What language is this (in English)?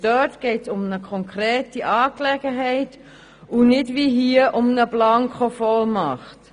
Swiss German